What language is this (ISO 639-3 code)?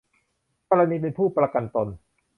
tha